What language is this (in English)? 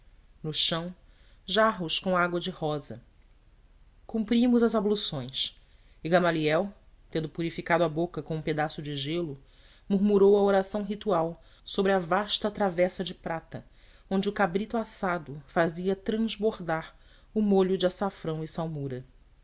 Portuguese